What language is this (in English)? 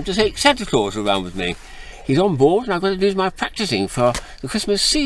English